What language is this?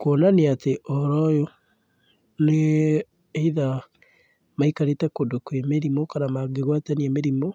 Kikuyu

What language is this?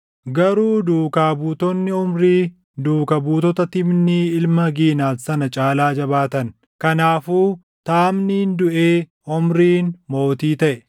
Oromo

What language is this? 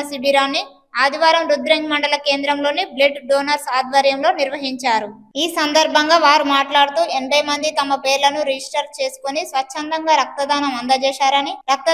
Telugu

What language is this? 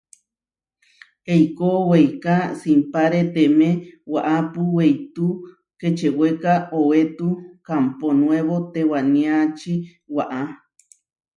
Huarijio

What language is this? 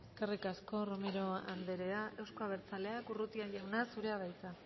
Basque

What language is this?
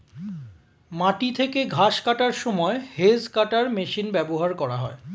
Bangla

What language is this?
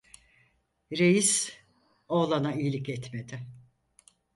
Turkish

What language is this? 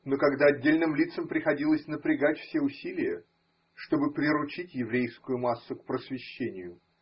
Russian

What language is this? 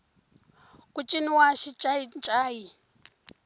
Tsonga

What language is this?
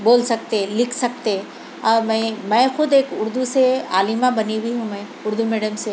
Urdu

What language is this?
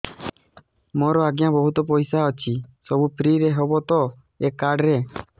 Odia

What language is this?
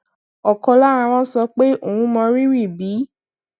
Yoruba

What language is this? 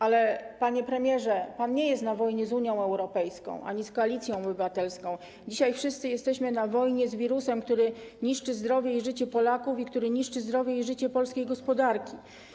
Polish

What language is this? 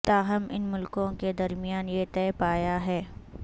Urdu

